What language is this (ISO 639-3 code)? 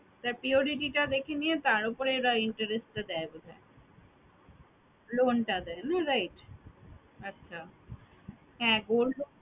ben